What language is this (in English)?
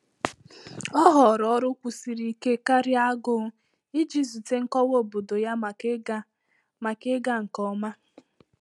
Igbo